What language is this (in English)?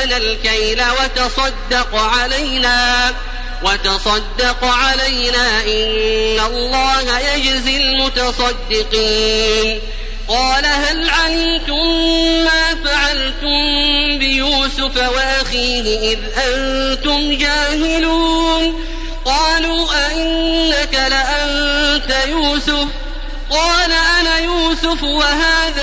Arabic